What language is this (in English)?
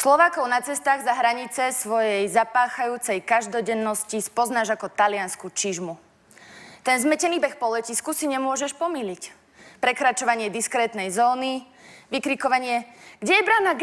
Slovak